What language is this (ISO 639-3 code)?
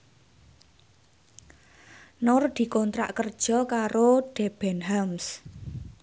jav